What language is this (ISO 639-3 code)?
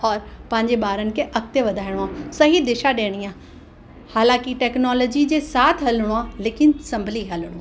snd